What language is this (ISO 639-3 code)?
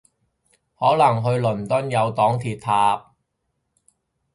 yue